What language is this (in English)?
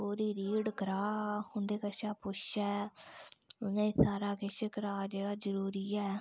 Dogri